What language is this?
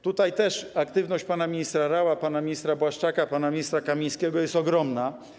Polish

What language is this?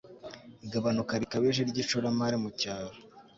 Kinyarwanda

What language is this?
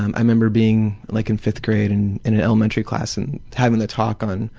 English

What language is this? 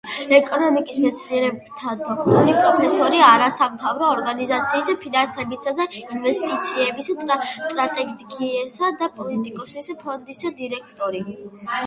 Georgian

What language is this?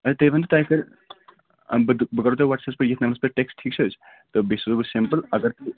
Kashmiri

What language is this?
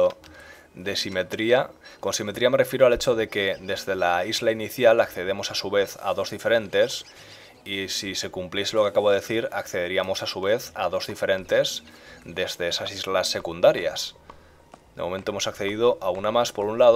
Spanish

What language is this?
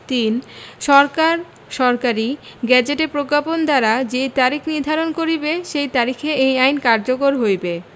Bangla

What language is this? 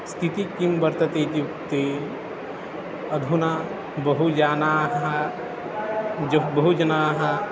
Sanskrit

